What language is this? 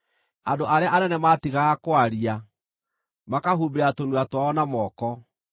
Kikuyu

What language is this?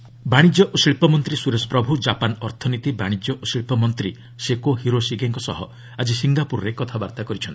Odia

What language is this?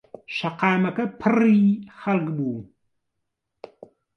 Central Kurdish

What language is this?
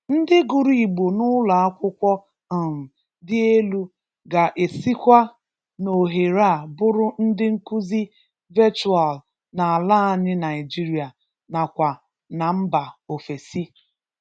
Igbo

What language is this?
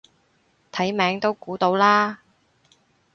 Cantonese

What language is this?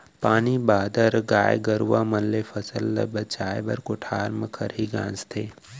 Chhattisgarhi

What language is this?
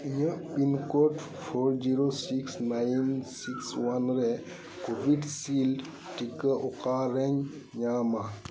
Santali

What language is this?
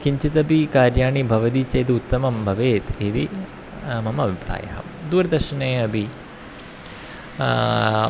Sanskrit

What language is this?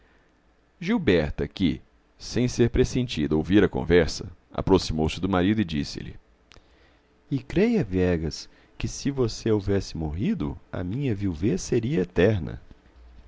Portuguese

